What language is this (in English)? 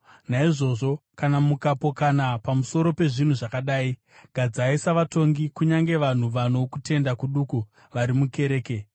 Shona